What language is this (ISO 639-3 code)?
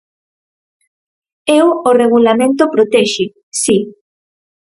glg